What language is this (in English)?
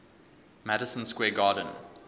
English